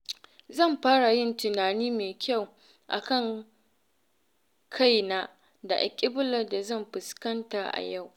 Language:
Hausa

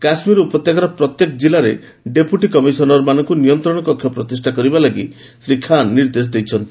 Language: Odia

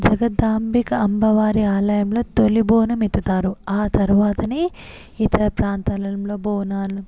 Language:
Telugu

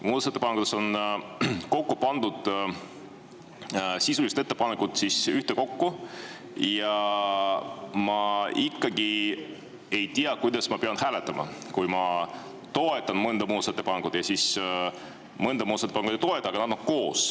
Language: Estonian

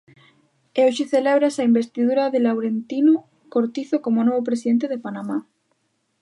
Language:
Galician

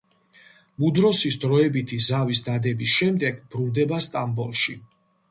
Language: Georgian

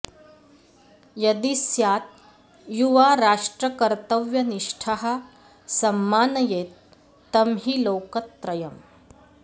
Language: Sanskrit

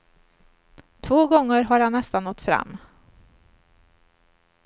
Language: Swedish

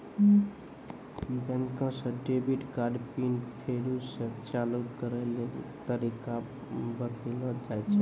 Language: Maithili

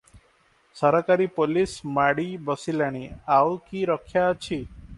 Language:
Odia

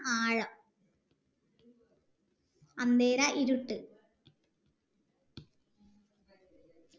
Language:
Malayalam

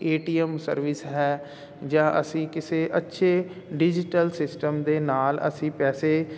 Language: Punjabi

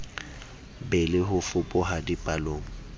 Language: Southern Sotho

